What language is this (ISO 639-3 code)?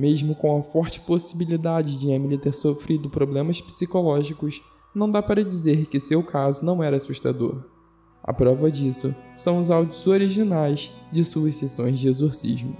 por